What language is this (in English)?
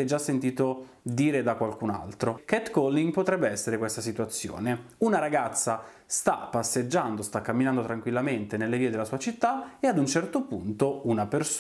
Italian